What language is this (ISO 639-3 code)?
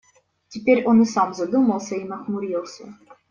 rus